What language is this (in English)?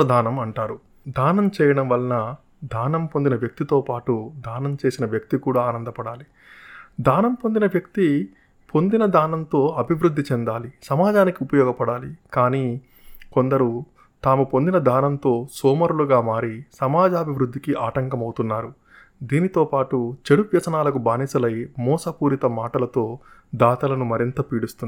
Telugu